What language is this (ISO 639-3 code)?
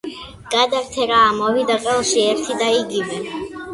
kat